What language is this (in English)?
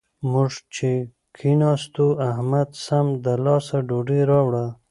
Pashto